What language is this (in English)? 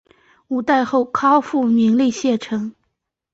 Chinese